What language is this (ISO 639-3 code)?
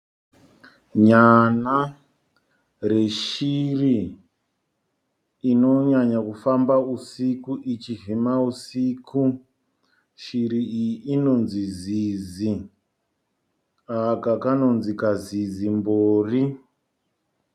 sna